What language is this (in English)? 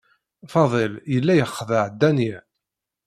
Kabyle